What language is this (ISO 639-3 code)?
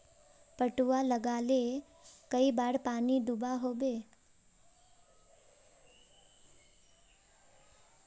mag